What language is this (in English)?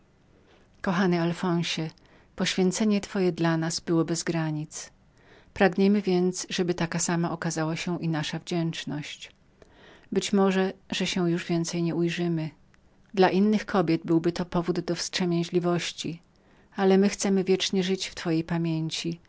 Polish